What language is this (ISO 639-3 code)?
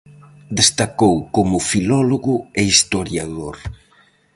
glg